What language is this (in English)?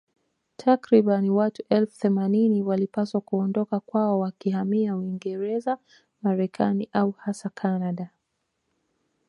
Swahili